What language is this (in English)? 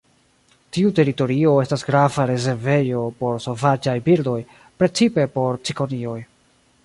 Esperanto